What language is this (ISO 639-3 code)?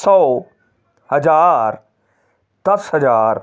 pan